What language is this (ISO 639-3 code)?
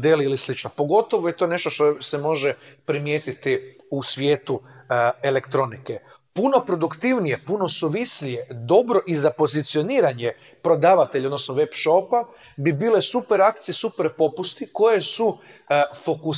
hrv